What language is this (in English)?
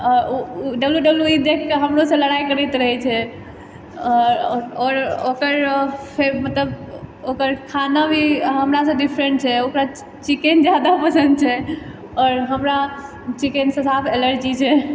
Maithili